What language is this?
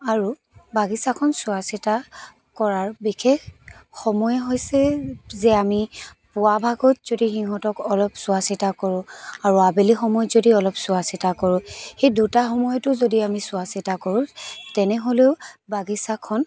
Assamese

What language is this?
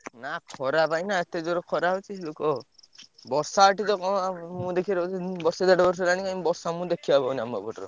Odia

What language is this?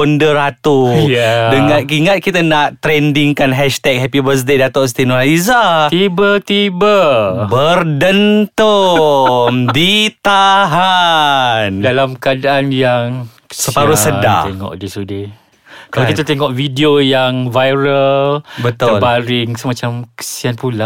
Malay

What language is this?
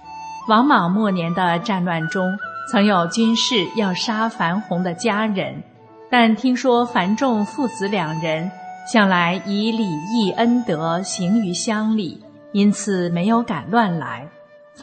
Chinese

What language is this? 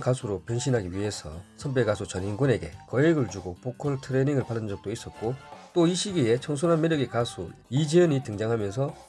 Korean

